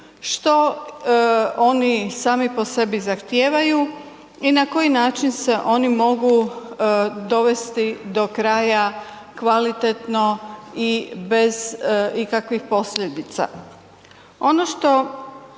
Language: Croatian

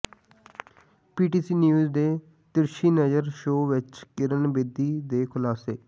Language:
Punjabi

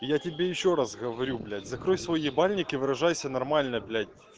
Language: Russian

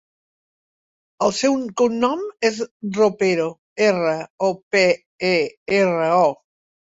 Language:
Catalan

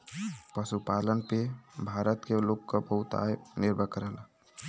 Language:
Bhojpuri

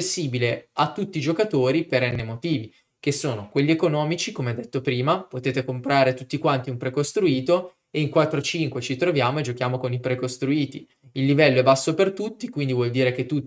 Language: Italian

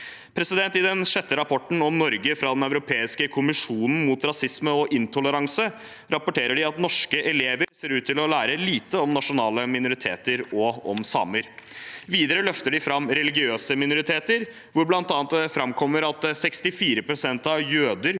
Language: Norwegian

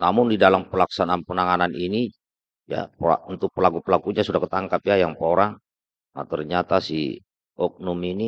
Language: Indonesian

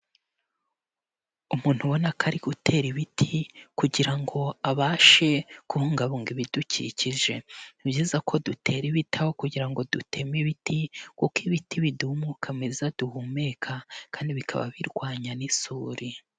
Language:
Kinyarwanda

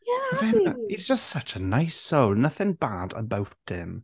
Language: Welsh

